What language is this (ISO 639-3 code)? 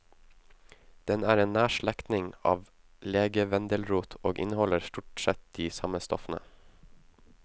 nor